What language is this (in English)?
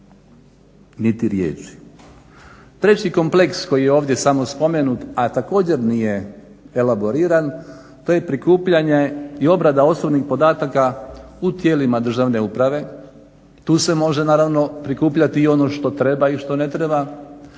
Croatian